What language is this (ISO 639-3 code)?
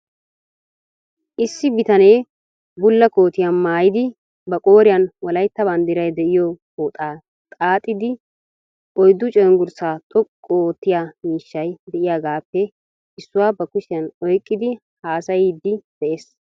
wal